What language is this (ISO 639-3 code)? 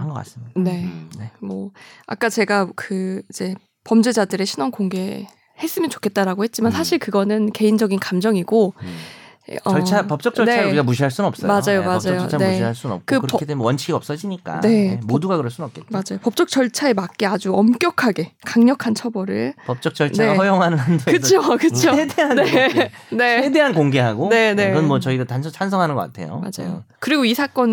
kor